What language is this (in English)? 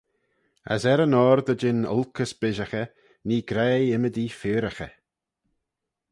Manx